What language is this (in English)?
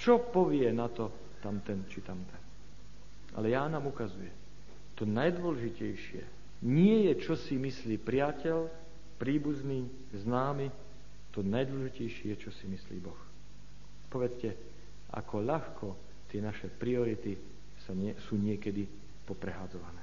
Slovak